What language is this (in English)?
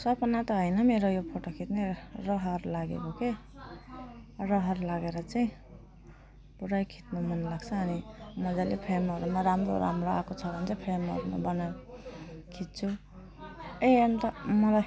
Nepali